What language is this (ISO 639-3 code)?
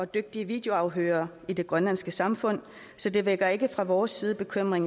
dan